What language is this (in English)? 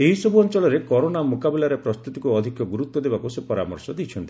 Odia